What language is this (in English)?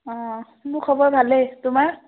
Assamese